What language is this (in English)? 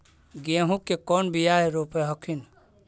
Magahi